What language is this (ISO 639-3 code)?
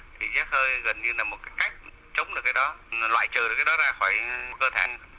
vie